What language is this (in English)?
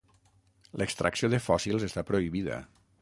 Catalan